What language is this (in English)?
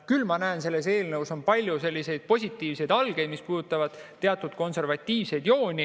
Estonian